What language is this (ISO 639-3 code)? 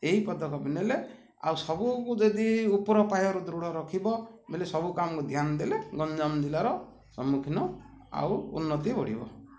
ori